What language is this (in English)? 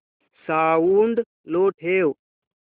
Marathi